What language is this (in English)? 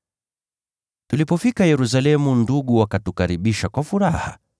Swahili